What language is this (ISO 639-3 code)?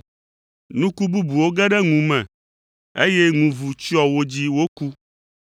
ewe